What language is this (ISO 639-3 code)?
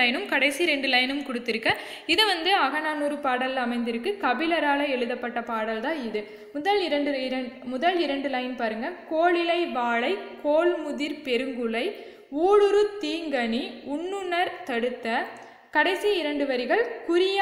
tam